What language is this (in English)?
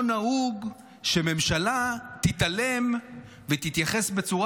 Hebrew